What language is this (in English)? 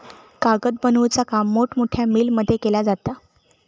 Marathi